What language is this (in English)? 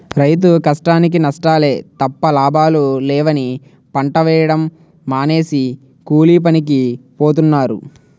Telugu